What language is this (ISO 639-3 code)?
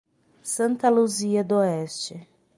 por